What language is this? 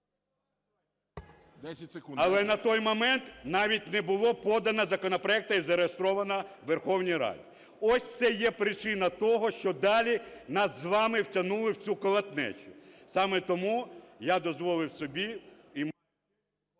Ukrainian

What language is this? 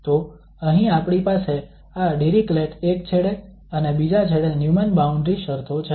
Gujarati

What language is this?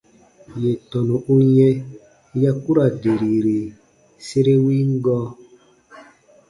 Baatonum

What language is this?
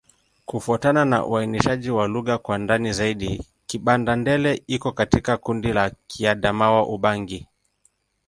Swahili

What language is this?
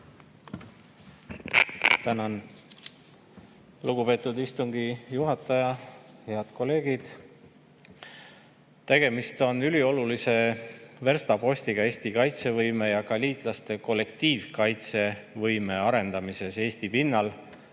Estonian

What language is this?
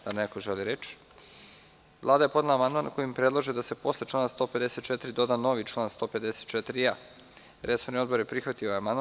Serbian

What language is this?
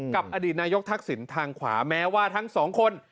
Thai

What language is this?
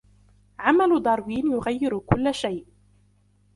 Arabic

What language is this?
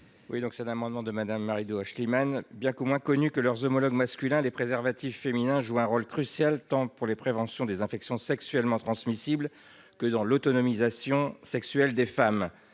French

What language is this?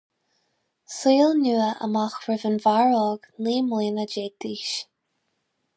Irish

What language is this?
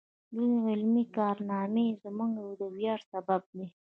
Pashto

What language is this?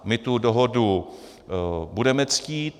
Czech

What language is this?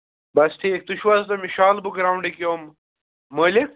Kashmiri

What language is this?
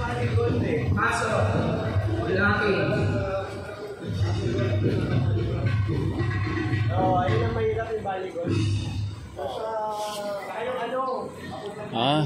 Filipino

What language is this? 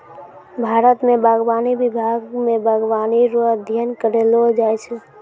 Maithili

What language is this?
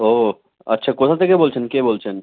Bangla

